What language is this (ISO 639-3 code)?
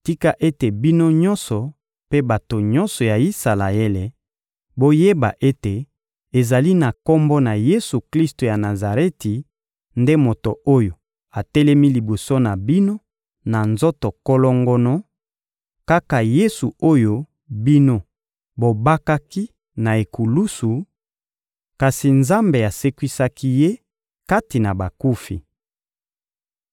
lin